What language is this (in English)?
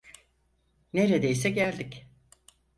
Turkish